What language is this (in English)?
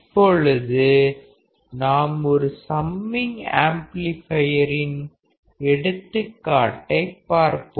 Tamil